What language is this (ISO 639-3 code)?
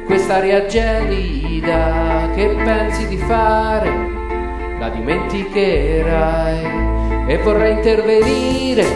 ita